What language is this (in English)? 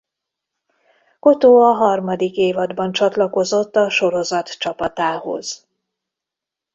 Hungarian